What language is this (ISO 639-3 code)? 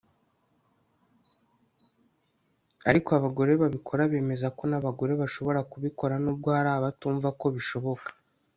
kin